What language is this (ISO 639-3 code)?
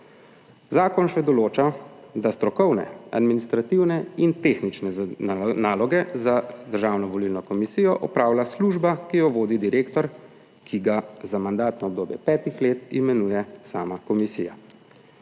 slv